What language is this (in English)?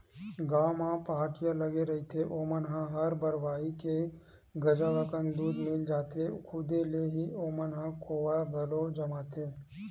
Chhattisgarhi